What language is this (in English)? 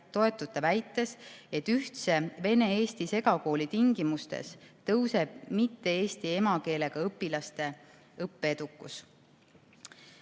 Estonian